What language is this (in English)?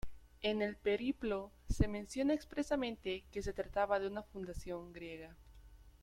Spanish